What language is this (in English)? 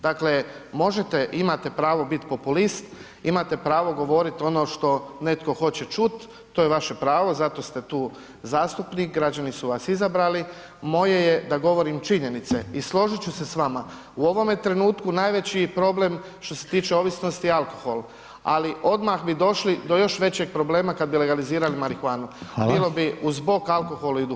Croatian